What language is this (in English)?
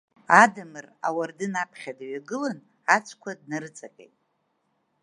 Abkhazian